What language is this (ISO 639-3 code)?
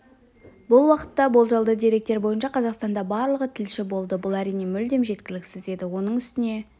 kaz